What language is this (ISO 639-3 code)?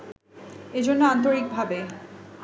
ben